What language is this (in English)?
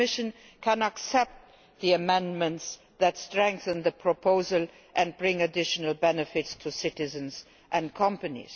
English